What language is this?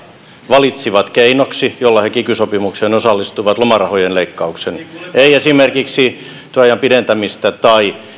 Finnish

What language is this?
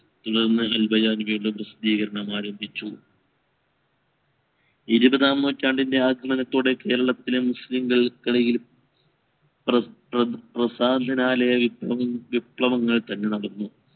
Malayalam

